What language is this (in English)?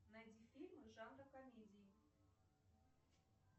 Russian